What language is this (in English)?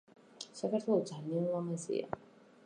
Georgian